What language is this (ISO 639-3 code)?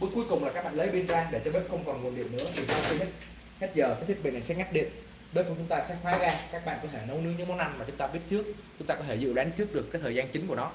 vie